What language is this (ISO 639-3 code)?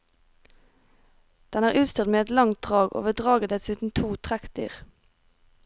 nor